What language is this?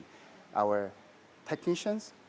Indonesian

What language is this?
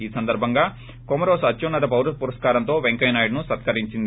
Telugu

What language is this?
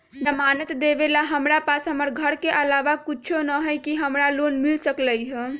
Magahi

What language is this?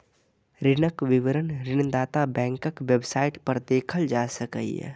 Maithili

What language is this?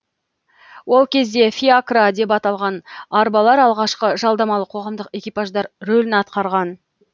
Kazakh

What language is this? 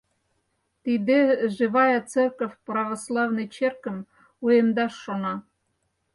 Mari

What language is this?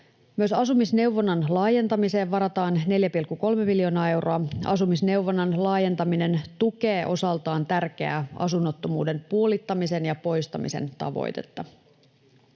Finnish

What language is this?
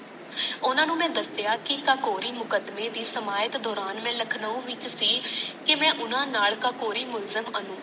Punjabi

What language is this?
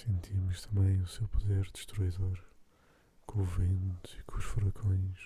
Portuguese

